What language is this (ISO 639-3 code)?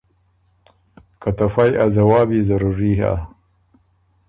oru